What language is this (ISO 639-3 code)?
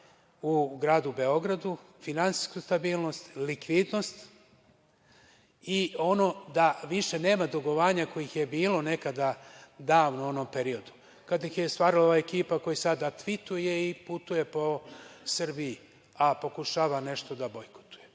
srp